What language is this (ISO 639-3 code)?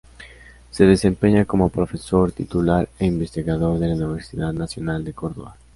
spa